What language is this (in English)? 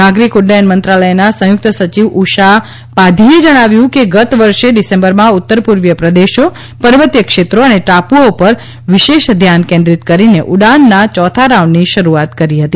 Gujarati